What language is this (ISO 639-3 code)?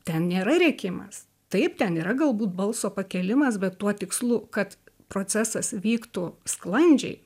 lit